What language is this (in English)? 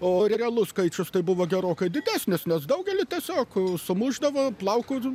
Lithuanian